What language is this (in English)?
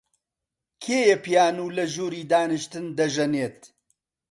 Central Kurdish